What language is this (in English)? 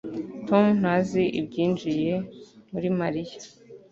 Kinyarwanda